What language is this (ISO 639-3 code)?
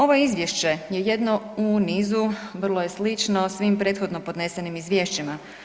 hrv